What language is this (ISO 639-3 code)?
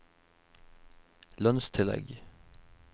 nor